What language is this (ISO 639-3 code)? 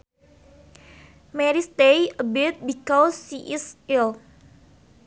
sun